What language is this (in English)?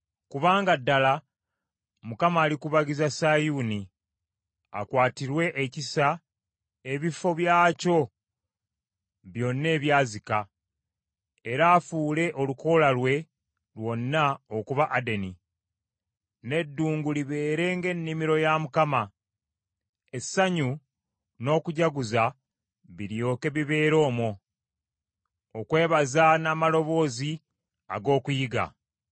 Ganda